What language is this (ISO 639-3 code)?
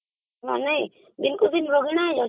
ori